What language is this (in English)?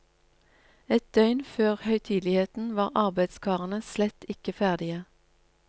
Norwegian